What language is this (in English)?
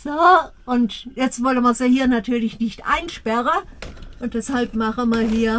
German